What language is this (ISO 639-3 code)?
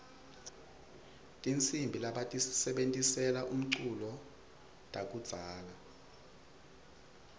ssw